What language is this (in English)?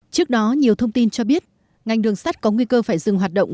Vietnamese